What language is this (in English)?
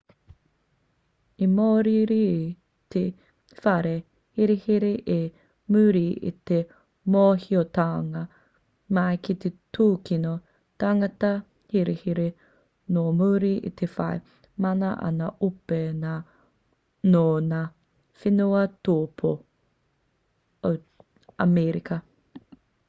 Māori